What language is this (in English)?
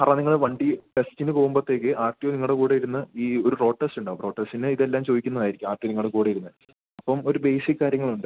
Malayalam